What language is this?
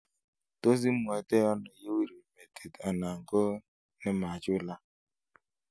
Kalenjin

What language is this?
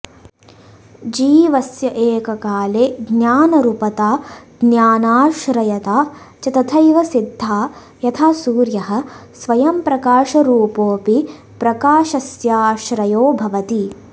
Sanskrit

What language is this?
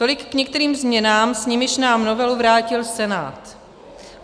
Czech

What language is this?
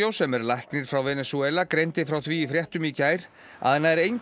Icelandic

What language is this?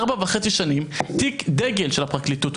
Hebrew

